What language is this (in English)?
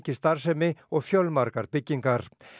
Icelandic